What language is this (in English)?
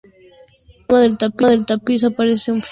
Spanish